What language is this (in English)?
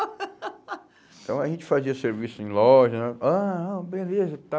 Portuguese